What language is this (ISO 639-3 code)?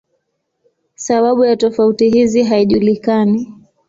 swa